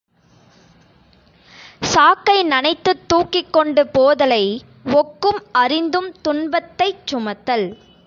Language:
Tamil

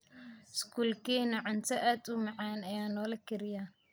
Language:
Somali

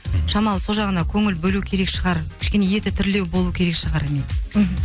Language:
Kazakh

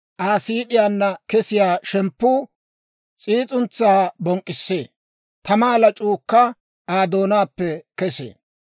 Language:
Dawro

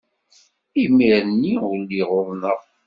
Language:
Kabyle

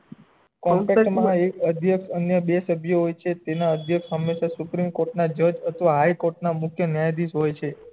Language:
Gujarati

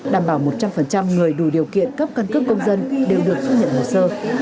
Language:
Vietnamese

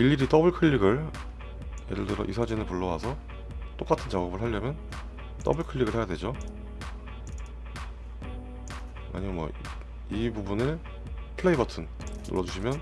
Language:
Korean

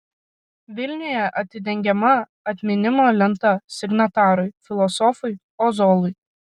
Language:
Lithuanian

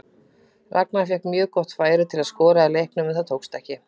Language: Icelandic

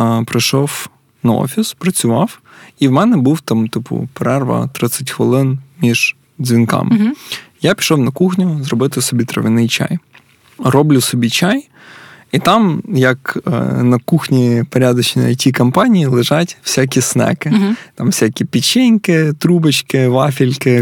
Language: Ukrainian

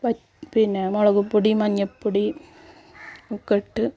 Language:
Malayalam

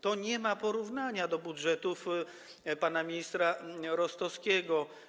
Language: Polish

